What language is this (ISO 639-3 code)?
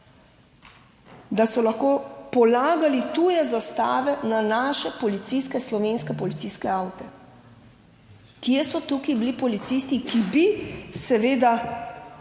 slv